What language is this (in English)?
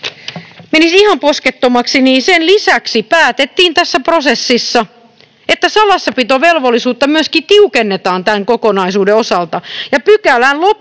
Finnish